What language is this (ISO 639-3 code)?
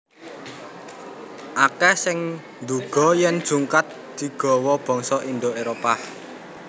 jav